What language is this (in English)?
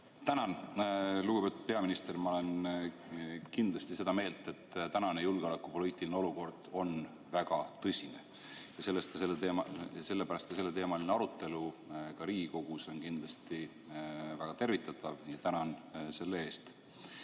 Estonian